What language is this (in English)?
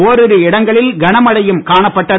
Tamil